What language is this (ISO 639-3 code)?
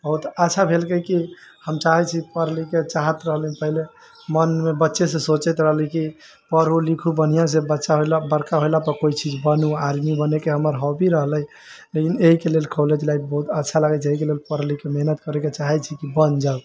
mai